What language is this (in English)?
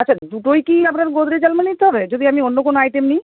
Bangla